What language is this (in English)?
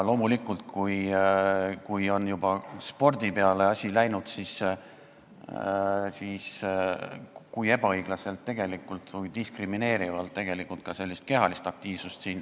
Estonian